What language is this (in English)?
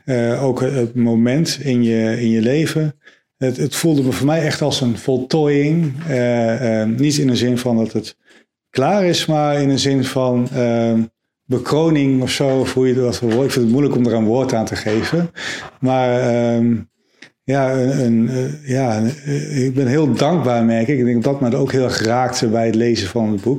Dutch